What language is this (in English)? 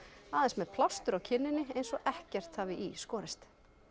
Icelandic